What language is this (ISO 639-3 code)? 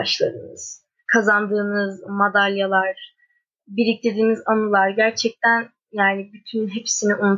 tur